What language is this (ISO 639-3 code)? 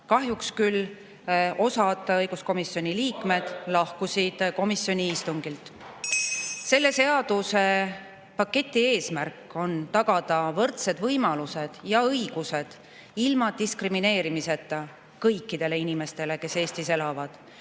est